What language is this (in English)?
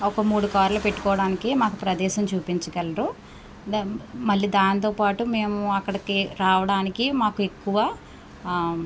Telugu